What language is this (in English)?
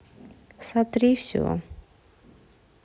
Russian